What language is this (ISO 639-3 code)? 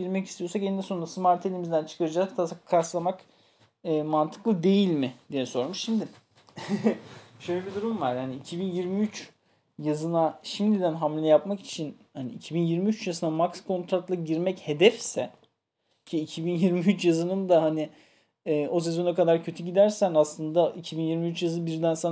tur